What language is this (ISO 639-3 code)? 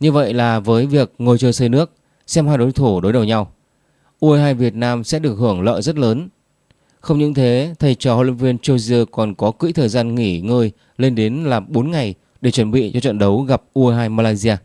vie